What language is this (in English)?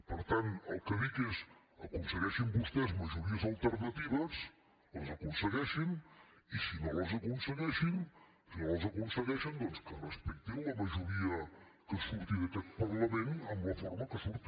Catalan